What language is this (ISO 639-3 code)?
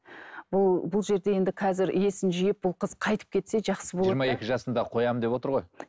kaz